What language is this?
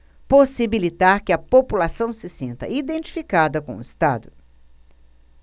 Portuguese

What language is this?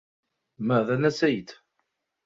Arabic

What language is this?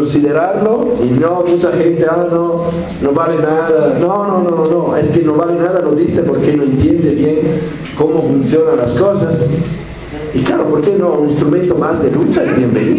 Spanish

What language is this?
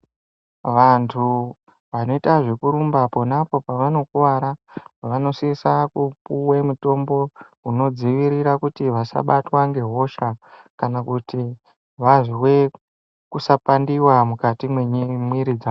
Ndau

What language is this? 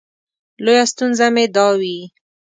Pashto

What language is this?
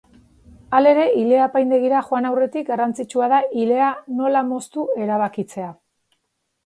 Basque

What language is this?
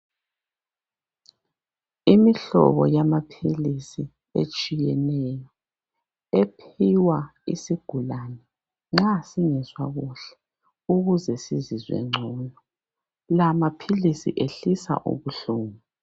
North Ndebele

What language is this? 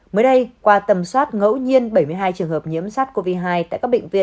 Vietnamese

